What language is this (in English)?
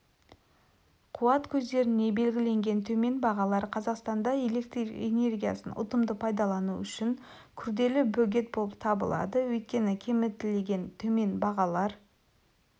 Kazakh